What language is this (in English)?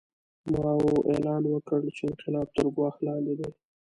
Pashto